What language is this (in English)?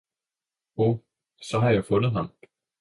Danish